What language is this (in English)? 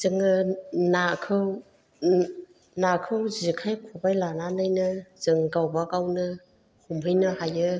Bodo